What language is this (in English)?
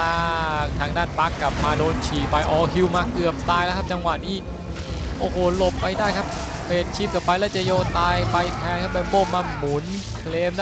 Thai